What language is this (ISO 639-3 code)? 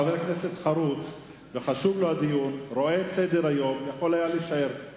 heb